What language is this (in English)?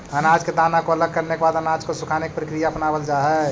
Magahi